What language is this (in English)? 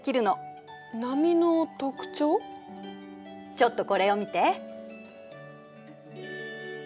Japanese